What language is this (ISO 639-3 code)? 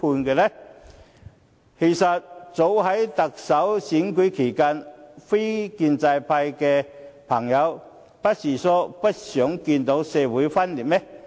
yue